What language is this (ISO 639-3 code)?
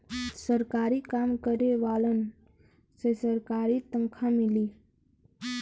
bho